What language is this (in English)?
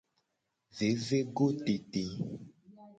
Gen